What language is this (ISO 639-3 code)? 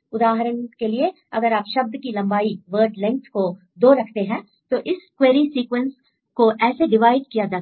hin